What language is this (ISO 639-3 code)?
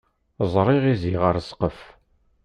kab